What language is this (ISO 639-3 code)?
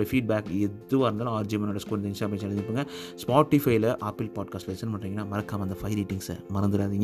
tam